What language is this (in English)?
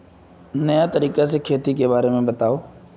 Magahi